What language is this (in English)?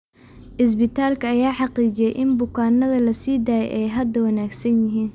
Somali